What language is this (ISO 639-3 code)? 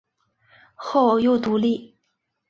zho